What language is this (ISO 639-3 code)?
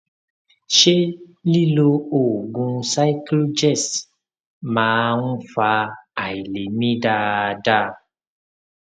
yor